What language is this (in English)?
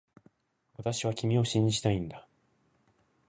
Japanese